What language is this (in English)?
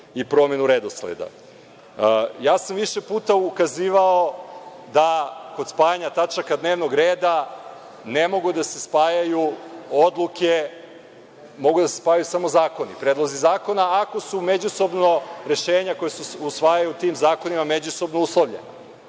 Serbian